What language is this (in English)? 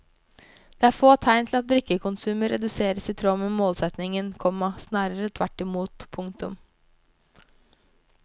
Norwegian